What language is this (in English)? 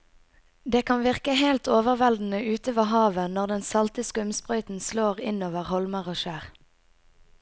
Norwegian